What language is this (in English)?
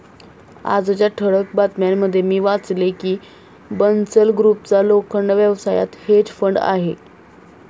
Marathi